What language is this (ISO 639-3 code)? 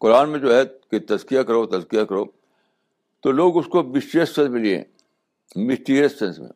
urd